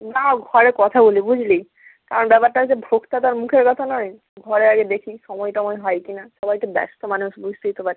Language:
Bangla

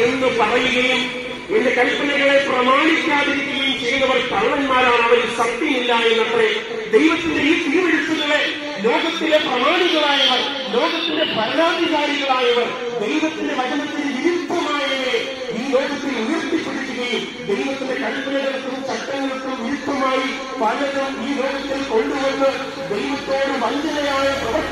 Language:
Arabic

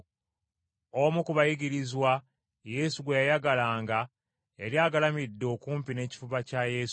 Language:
Ganda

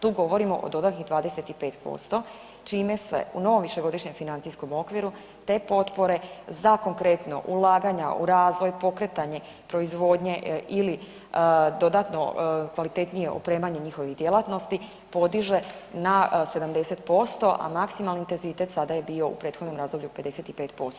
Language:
Croatian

